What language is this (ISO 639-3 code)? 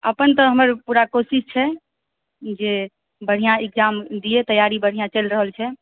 mai